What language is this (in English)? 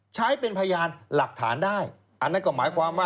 Thai